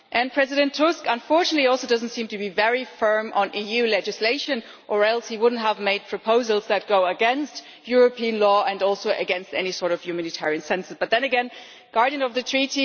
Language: English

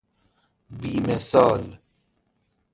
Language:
Persian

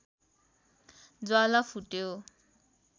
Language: Nepali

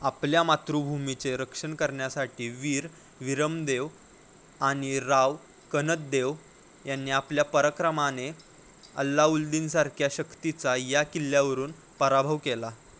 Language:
Marathi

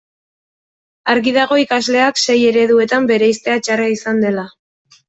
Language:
Basque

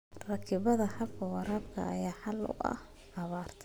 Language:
Somali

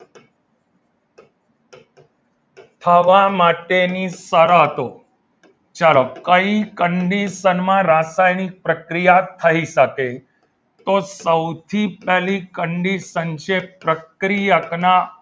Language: Gujarati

